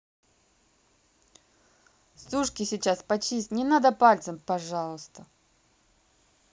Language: Russian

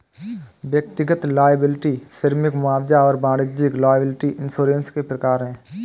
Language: Hindi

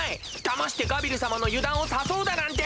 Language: Japanese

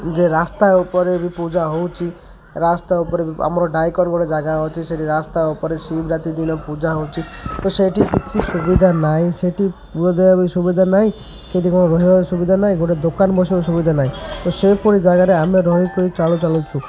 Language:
Odia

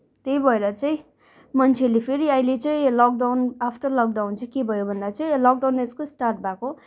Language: Nepali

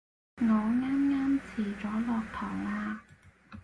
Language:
Cantonese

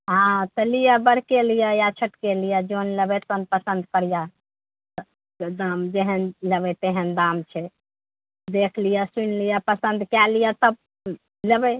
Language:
Maithili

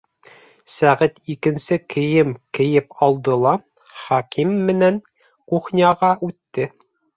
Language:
Bashkir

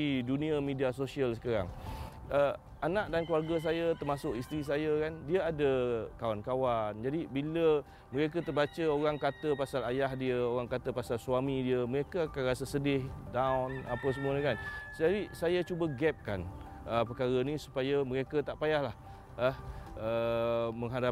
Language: Malay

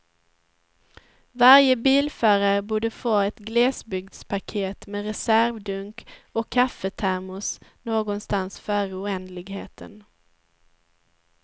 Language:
Swedish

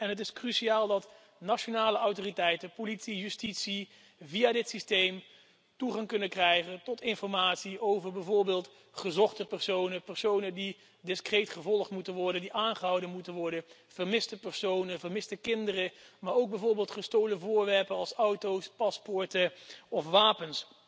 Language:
Dutch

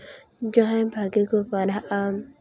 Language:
Santali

